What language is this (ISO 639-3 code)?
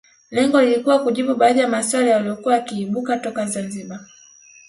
swa